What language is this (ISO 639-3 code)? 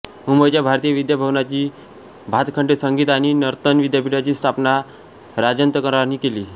mar